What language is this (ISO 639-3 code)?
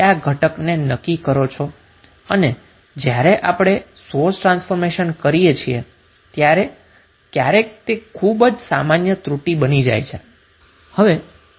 guj